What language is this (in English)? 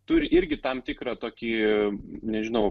Lithuanian